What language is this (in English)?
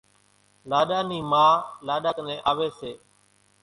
Kachi Koli